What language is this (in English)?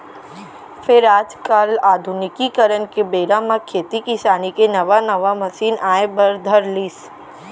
Chhattisgarhi